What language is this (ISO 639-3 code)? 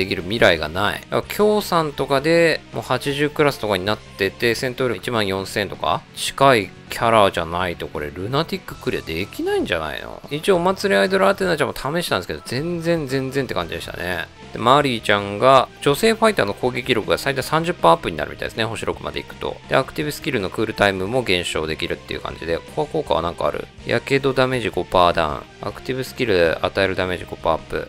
jpn